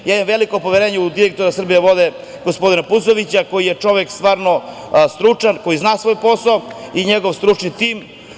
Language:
Serbian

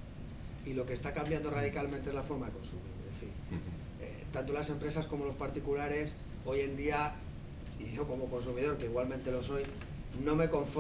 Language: Spanish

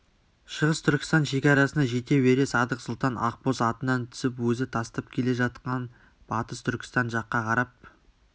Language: Kazakh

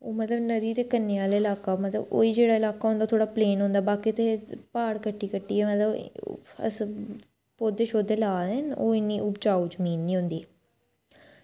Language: Dogri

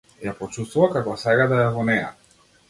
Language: Macedonian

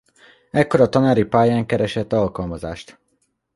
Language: Hungarian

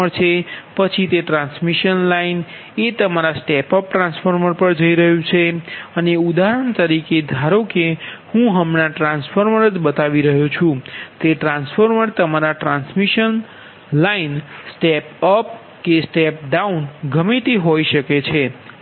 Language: Gujarati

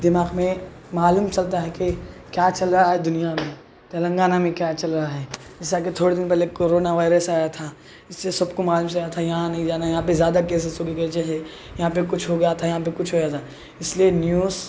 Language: Urdu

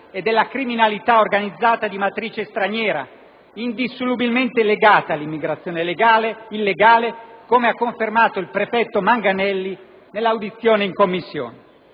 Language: Italian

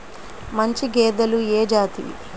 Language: Telugu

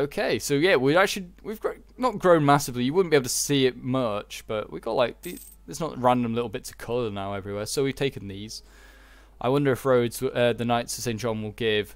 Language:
English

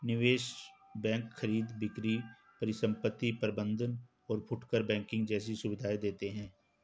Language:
Hindi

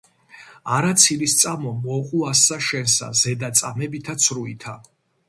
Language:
Georgian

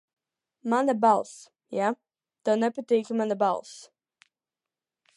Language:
Latvian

